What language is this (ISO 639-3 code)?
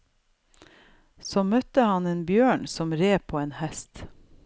nor